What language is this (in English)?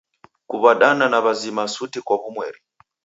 Taita